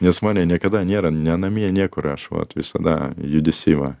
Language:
Lithuanian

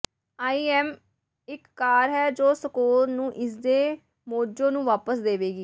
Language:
Punjabi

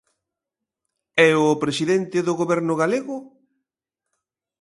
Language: Galician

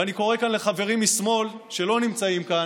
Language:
Hebrew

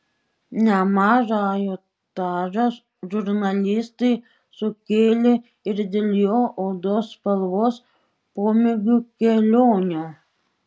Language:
Lithuanian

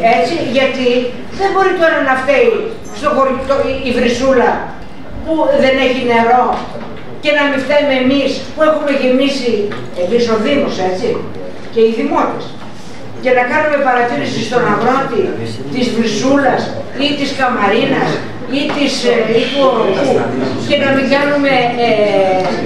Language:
Greek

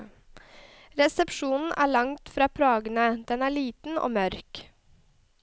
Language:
Norwegian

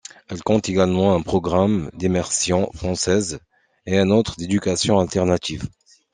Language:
French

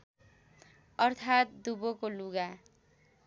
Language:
Nepali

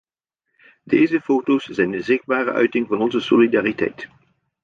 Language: Dutch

